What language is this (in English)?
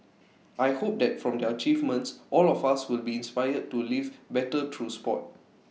English